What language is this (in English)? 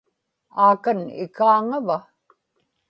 Inupiaq